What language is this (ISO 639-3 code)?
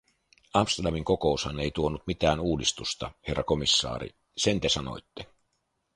fin